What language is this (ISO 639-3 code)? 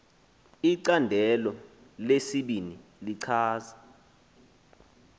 xho